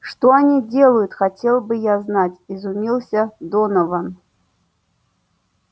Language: Russian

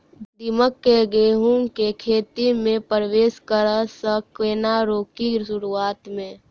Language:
Maithili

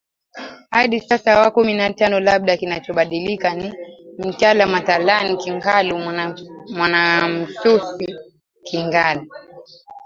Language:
Swahili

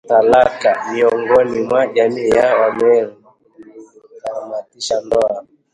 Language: Swahili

